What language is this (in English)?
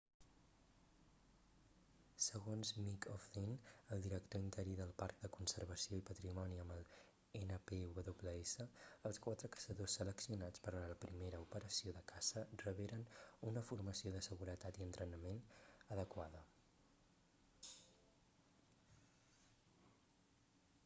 Catalan